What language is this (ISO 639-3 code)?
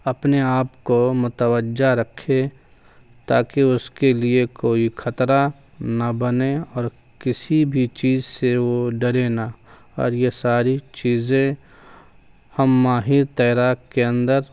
urd